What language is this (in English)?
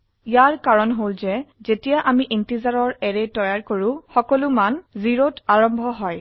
Assamese